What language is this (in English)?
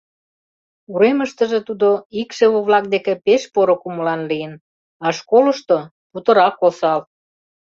Mari